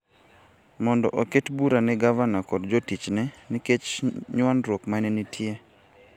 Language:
Luo (Kenya and Tanzania)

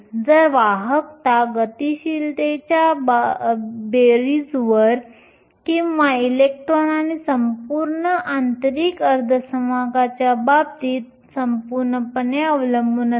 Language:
Marathi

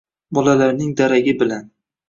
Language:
Uzbek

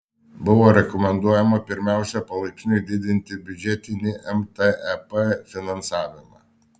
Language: Lithuanian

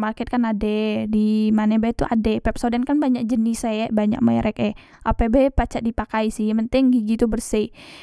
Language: Musi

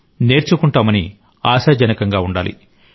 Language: Telugu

